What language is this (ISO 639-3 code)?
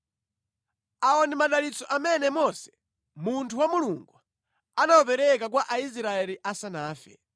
nya